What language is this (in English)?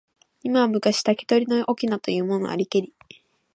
Japanese